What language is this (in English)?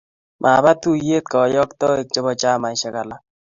Kalenjin